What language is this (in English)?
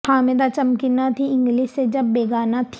Urdu